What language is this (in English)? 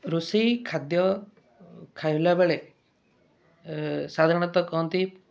Odia